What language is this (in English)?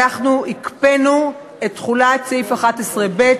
Hebrew